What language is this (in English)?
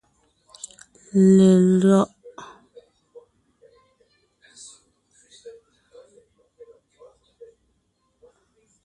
Ngiemboon